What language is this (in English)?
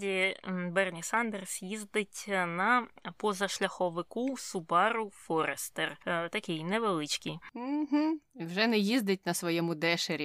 Ukrainian